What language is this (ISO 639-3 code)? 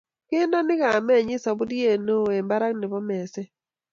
kln